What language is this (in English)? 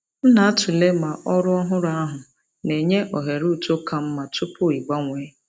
Igbo